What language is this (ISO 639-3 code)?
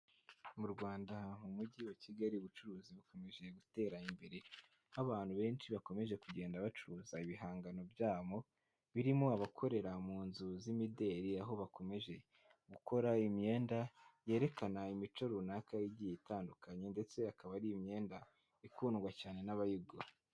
kin